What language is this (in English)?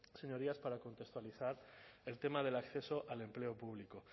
Spanish